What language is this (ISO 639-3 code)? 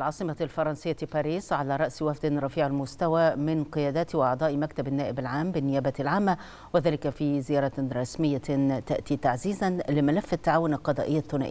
ara